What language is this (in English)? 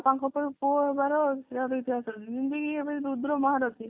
Odia